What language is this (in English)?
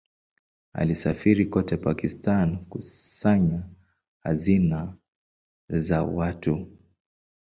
Swahili